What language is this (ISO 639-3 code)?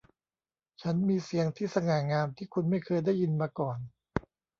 tha